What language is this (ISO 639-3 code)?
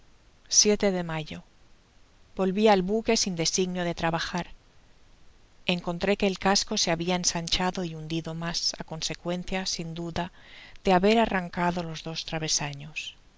spa